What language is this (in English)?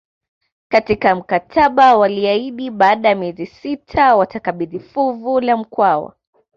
Swahili